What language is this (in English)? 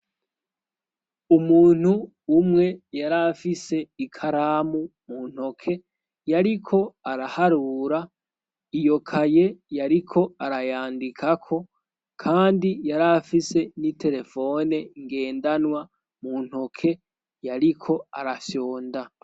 Rundi